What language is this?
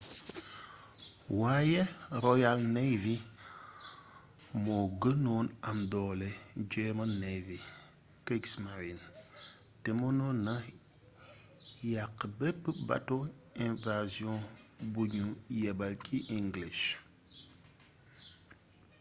Wolof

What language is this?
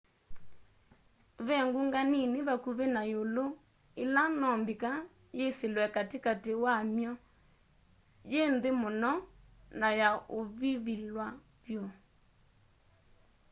Kamba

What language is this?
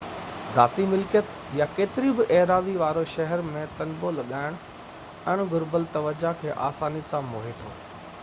Sindhi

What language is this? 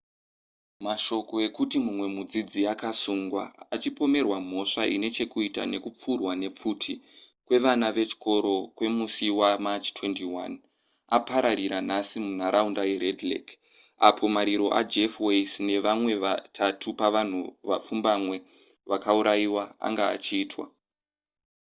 Shona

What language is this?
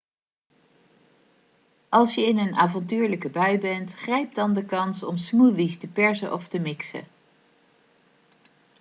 Dutch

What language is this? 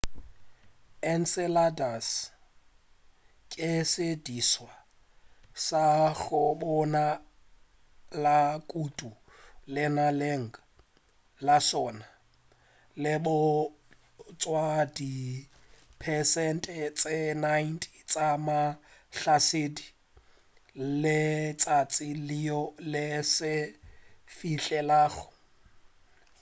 Northern Sotho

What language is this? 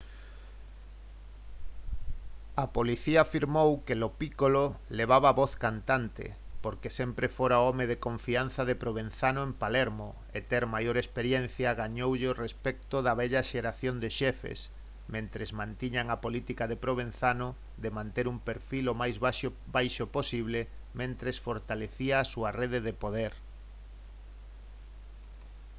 Galician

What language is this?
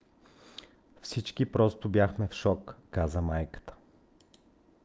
Bulgarian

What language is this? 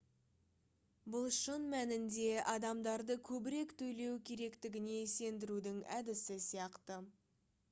Kazakh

